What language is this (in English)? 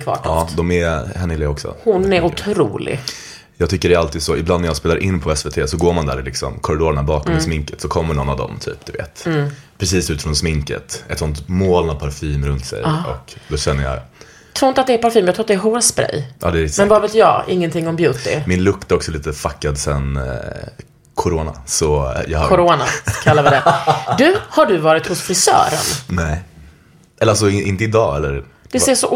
Swedish